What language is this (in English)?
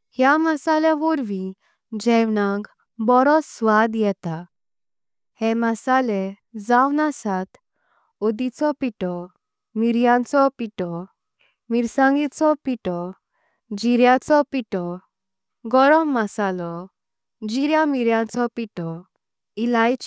Konkani